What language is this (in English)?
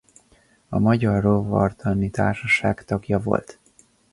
Hungarian